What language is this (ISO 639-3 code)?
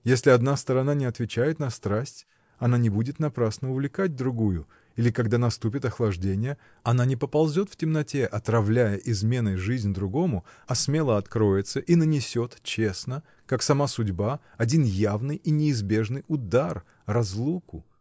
rus